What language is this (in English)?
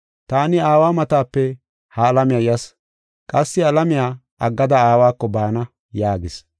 Gofa